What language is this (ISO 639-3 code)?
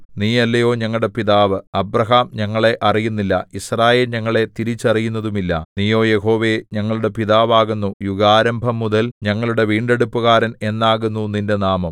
mal